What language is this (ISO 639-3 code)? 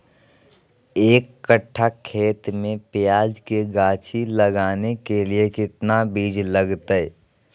mag